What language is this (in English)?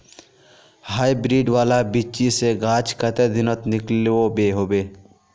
Magahi